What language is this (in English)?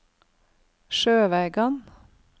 Norwegian